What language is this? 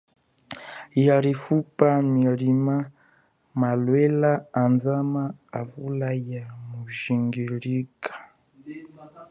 Chokwe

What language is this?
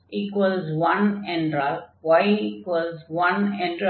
Tamil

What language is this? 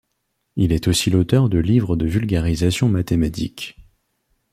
French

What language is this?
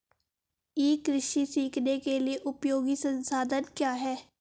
Hindi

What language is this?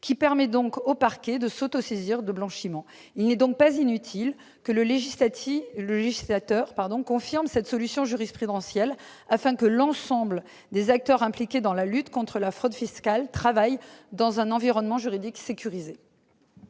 French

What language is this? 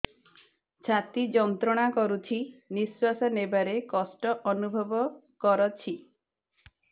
Odia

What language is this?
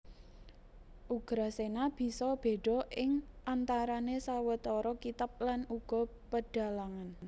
Javanese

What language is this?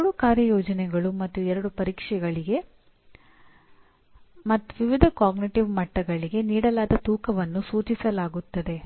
Kannada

